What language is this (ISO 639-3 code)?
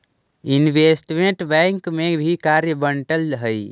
mag